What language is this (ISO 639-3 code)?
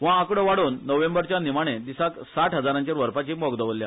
kok